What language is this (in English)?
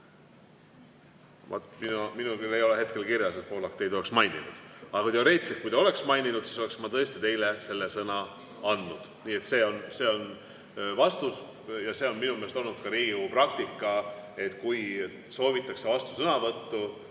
Estonian